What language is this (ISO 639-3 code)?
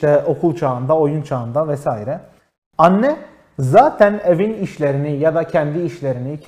tur